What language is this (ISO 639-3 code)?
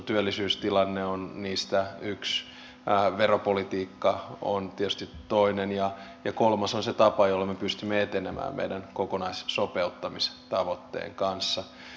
fin